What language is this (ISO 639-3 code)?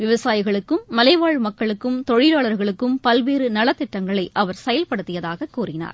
tam